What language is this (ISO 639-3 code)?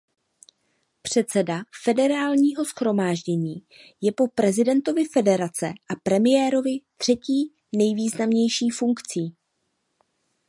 ces